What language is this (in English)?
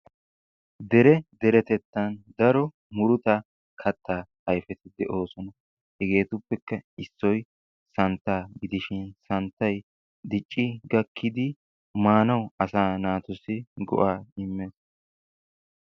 Wolaytta